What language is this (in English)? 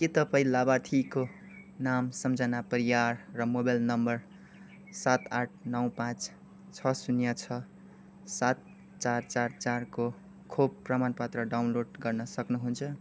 Nepali